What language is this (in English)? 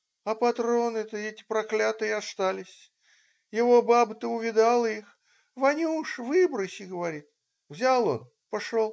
Russian